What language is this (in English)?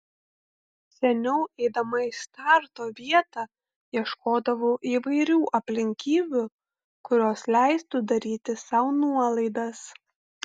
Lithuanian